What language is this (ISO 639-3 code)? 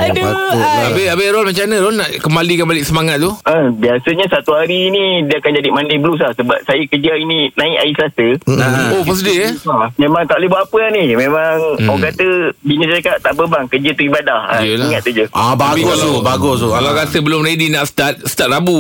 msa